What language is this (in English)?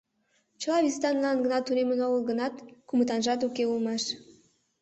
Mari